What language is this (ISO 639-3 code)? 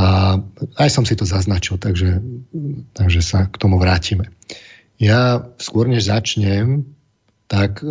slk